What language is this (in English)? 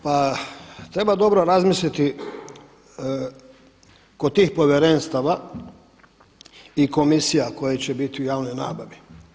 Croatian